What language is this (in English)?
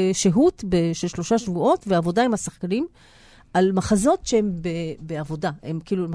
Hebrew